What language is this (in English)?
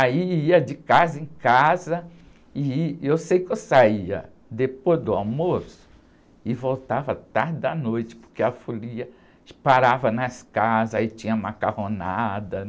Portuguese